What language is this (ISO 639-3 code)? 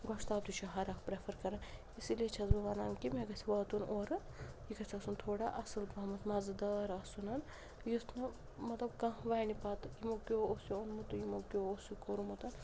kas